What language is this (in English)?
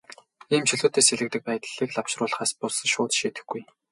Mongolian